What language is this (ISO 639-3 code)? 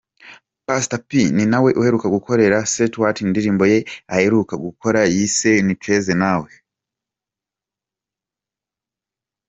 kin